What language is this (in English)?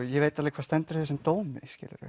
Icelandic